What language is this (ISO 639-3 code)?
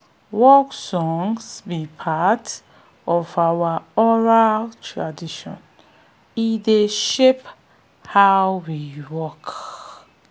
pcm